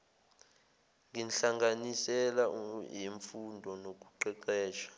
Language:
Zulu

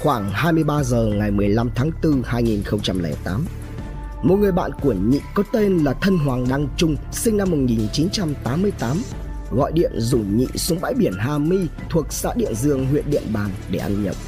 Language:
Vietnamese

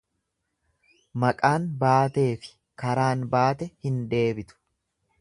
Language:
Oromo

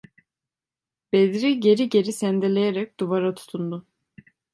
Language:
Turkish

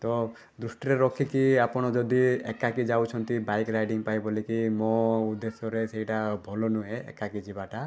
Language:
Odia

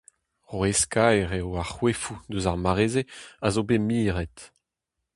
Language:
Breton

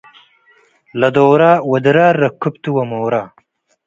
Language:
Tigre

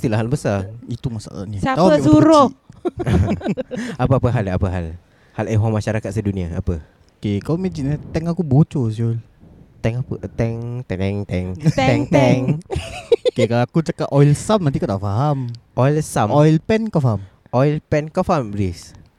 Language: Malay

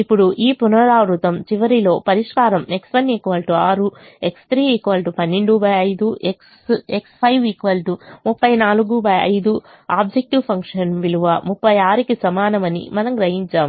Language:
Telugu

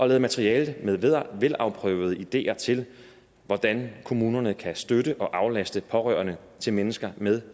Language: Danish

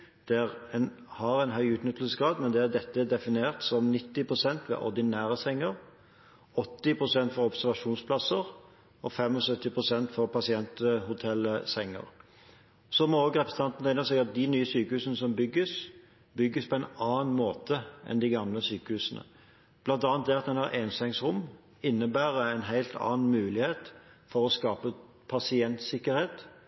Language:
Norwegian Bokmål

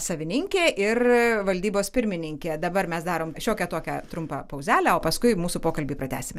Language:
Lithuanian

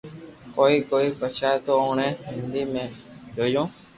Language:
Loarki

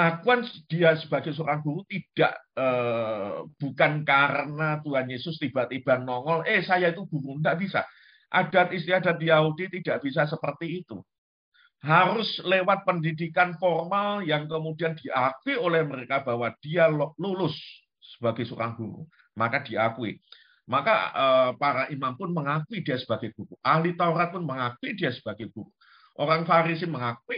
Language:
Indonesian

